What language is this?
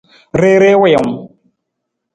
Nawdm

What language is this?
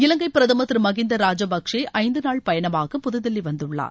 Tamil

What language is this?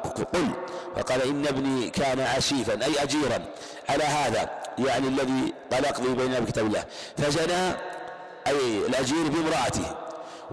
Arabic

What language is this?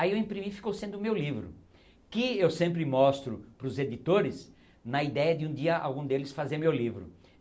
Portuguese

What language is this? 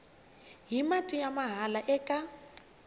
Tsonga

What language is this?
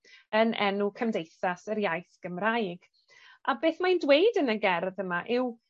Welsh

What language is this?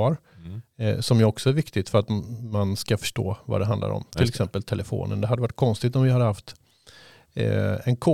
Swedish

